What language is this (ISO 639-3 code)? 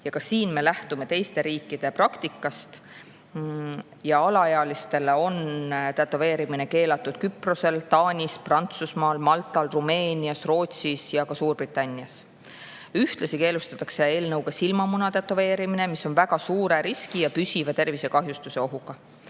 est